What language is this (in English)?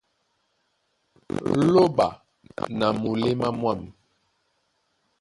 Duala